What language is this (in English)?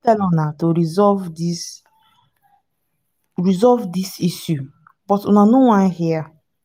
Nigerian Pidgin